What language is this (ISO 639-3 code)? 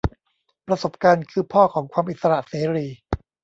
tha